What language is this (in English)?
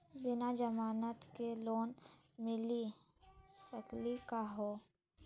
Magahi